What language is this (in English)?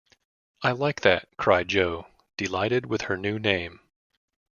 English